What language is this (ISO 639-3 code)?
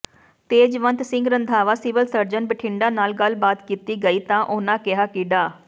pan